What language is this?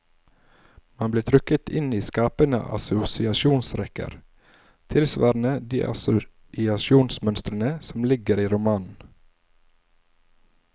Norwegian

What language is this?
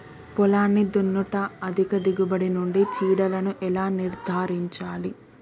Telugu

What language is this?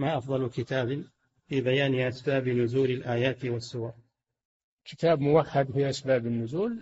Arabic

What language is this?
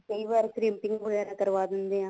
Punjabi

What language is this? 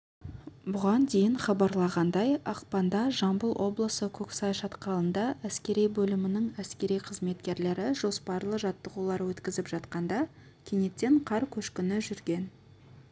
Kazakh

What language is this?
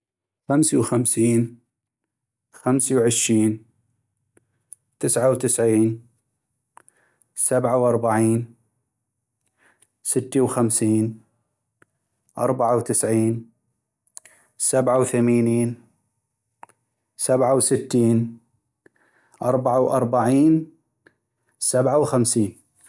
North Mesopotamian Arabic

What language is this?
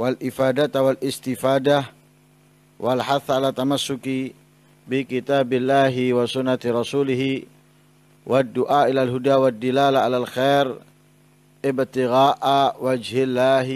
Indonesian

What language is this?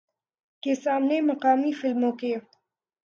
Urdu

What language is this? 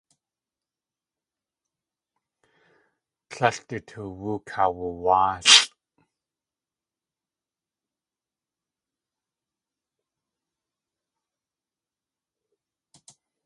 Tlingit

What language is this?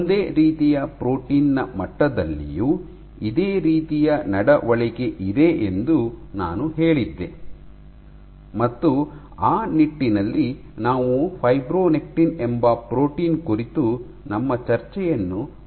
Kannada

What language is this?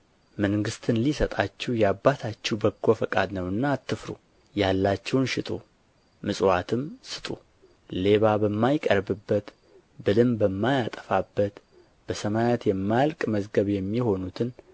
Amharic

